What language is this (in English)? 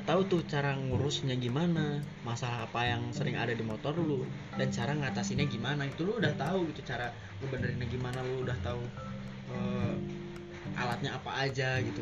Indonesian